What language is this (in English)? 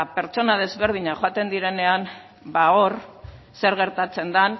Basque